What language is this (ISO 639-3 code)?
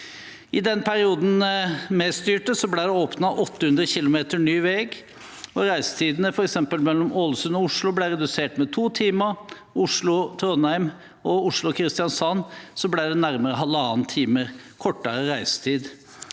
nor